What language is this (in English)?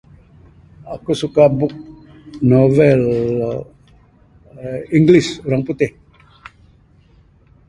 Bukar-Sadung Bidayuh